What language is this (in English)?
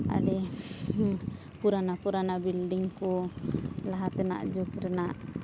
Santali